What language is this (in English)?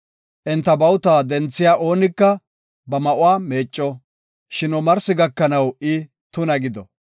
Gofa